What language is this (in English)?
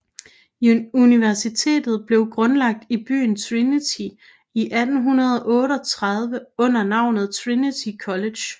Danish